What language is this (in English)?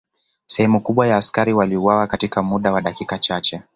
Swahili